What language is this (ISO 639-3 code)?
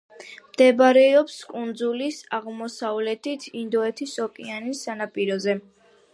kat